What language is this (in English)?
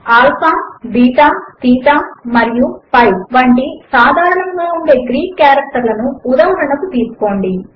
Telugu